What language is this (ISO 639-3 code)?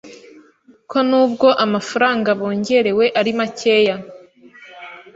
kin